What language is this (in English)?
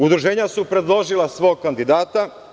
Serbian